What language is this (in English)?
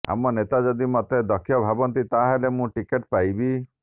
Odia